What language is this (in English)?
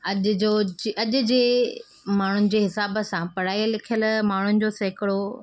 Sindhi